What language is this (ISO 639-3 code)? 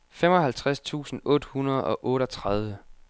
dan